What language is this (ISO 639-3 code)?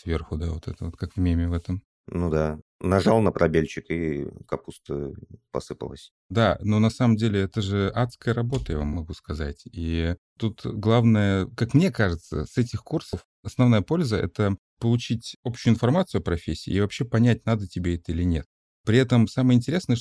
rus